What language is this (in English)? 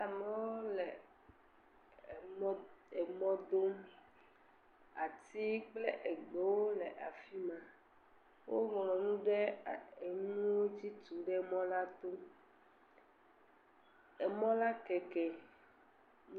Ewe